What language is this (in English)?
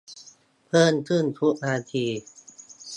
Thai